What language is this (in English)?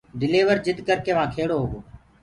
Gurgula